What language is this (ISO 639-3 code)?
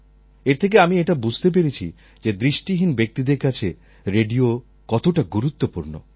ben